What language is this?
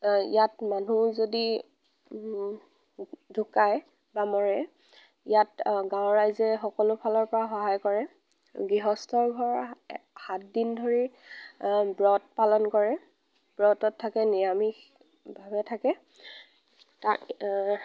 Assamese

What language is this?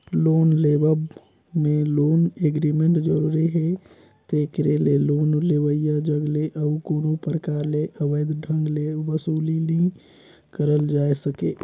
Chhattisgarhi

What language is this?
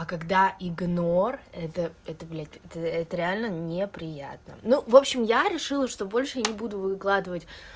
Russian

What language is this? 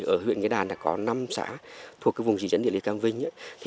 Vietnamese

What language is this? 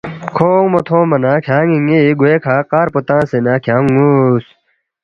Balti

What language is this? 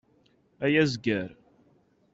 Kabyle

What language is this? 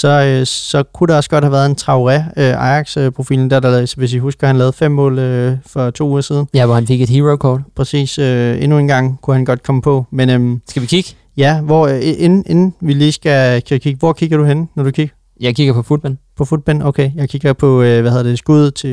Danish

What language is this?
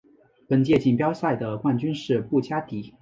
Chinese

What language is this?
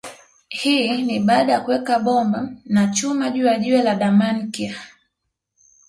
Swahili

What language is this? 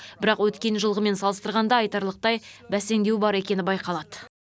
Kazakh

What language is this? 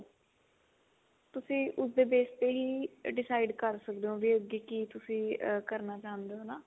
Punjabi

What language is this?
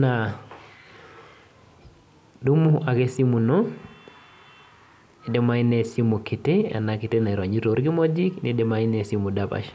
Masai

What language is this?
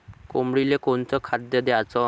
Marathi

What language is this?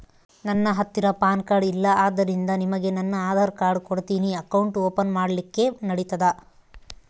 Kannada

